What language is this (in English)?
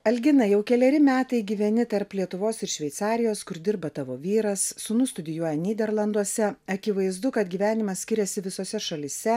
Lithuanian